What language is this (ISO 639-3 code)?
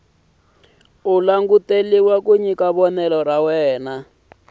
tso